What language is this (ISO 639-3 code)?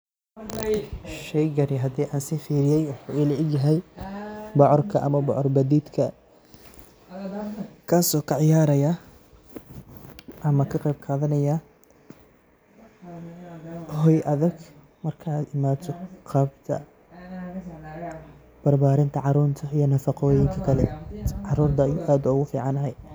som